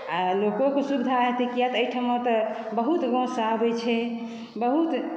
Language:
Maithili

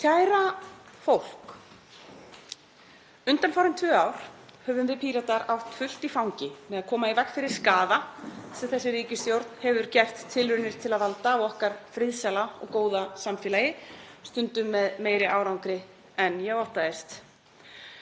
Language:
Icelandic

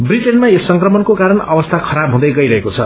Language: Nepali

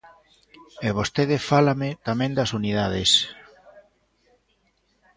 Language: Galician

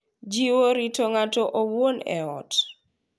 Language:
Luo (Kenya and Tanzania)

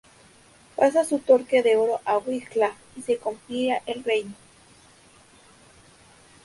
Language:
Spanish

